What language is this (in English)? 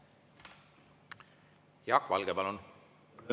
Estonian